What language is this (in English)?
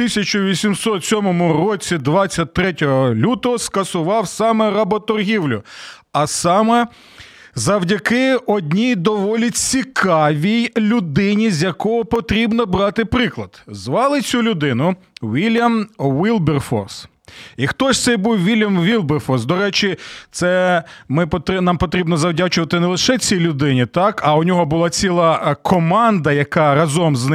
Ukrainian